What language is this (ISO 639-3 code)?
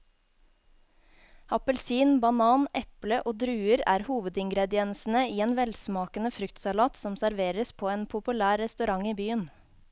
nor